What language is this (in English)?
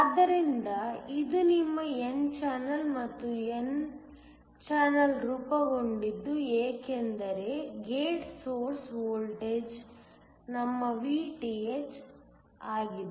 Kannada